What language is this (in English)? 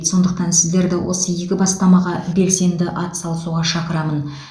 Kazakh